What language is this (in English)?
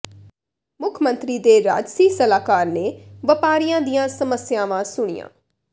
Punjabi